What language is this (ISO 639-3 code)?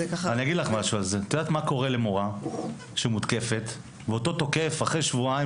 heb